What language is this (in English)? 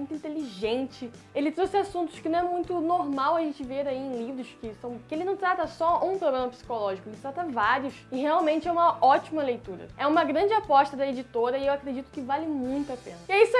Portuguese